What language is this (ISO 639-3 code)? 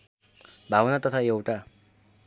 nep